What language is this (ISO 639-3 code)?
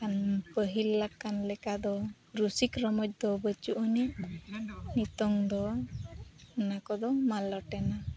sat